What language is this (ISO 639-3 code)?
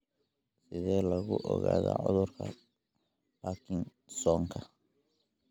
som